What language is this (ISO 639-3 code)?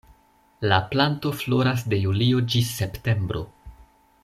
epo